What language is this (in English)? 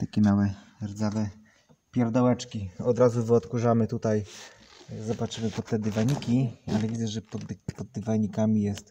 Polish